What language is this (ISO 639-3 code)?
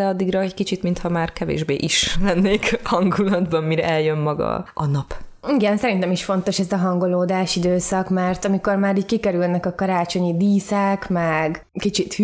hun